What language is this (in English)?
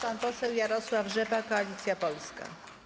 Polish